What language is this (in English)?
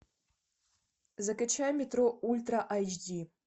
Russian